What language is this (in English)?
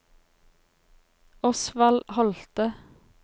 Norwegian